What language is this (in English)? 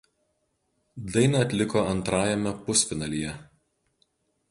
Lithuanian